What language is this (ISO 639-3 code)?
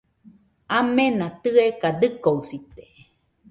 hux